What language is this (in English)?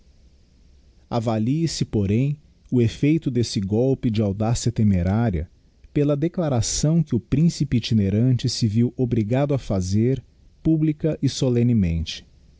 Portuguese